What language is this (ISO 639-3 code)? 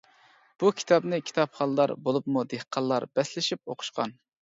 uig